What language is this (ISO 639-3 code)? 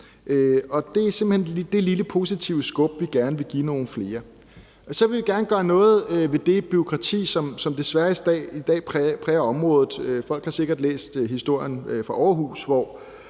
dan